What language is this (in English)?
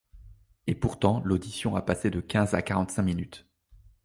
French